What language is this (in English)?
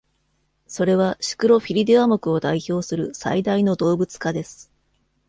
Japanese